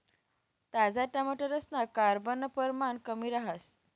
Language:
Marathi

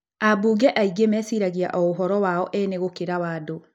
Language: Kikuyu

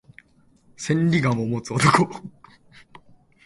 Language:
Japanese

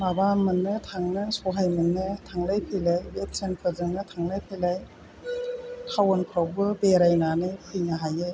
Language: Bodo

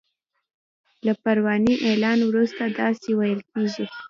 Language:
Pashto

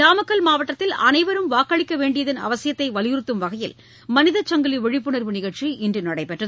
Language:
Tamil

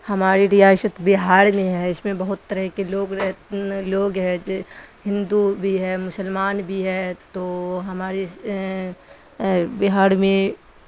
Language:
Urdu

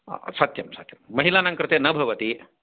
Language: Sanskrit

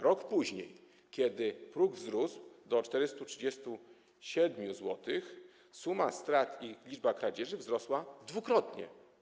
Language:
Polish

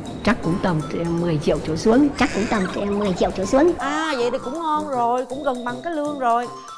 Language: Vietnamese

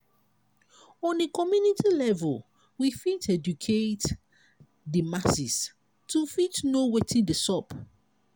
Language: Nigerian Pidgin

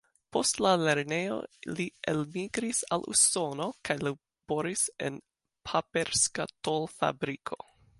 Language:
Esperanto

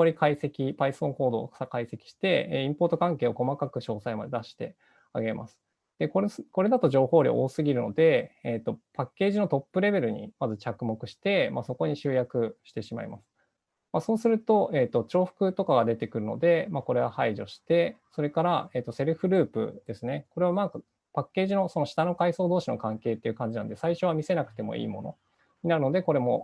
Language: Japanese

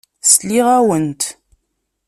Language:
Kabyle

